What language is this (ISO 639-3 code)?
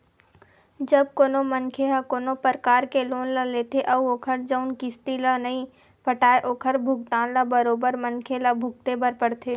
hne